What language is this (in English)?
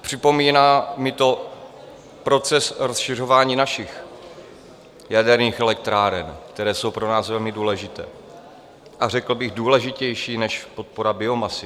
Czech